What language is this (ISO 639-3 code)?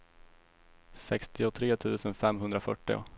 swe